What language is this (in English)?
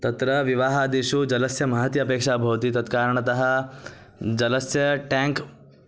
Sanskrit